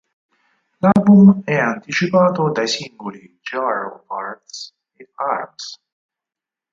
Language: Italian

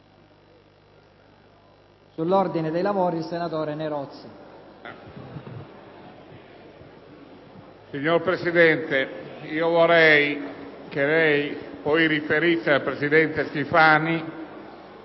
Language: Italian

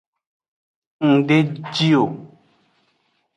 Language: Aja (Benin)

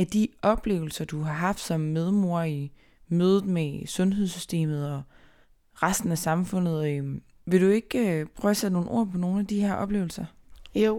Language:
Danish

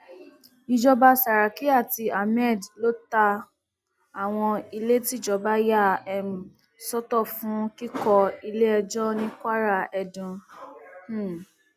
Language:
Yoruba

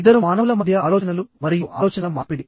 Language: Telugu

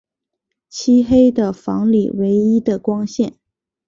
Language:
Chinese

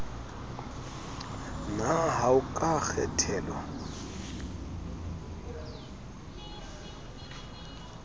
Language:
Southern Sotho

